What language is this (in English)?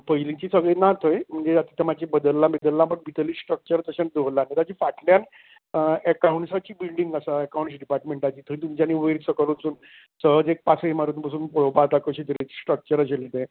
Konkani